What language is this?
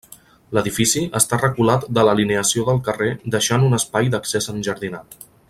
Catalan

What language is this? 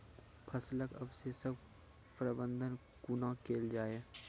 Maithili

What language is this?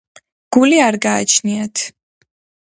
Georgian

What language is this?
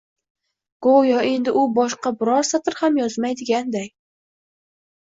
Uzbek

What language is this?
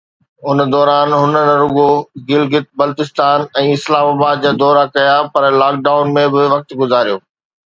Sindhi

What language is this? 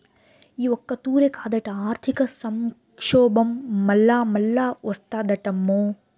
Telugu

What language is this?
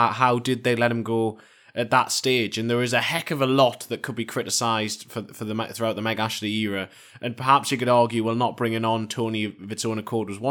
English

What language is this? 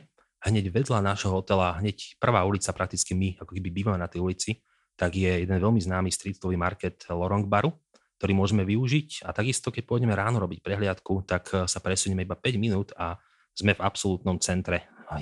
Slovak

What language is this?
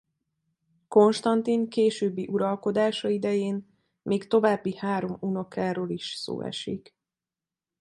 Hungarian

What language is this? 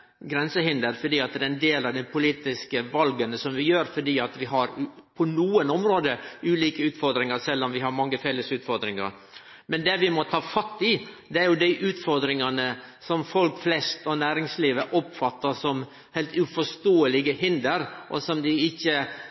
Norwegian Nynorsk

